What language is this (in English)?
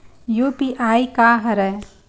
Chhattisgarhi